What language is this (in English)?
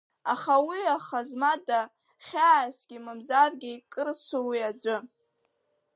Abkhazian